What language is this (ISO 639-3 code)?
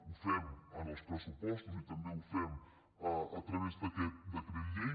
cat